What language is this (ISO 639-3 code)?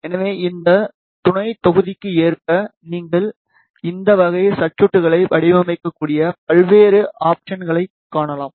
tam